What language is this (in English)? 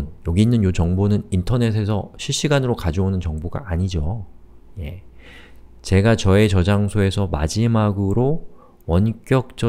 Korean